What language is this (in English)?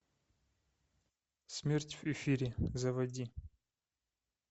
Russian